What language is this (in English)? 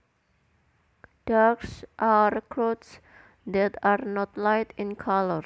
Javanese